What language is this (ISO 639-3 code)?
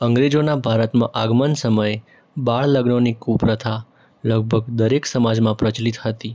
guj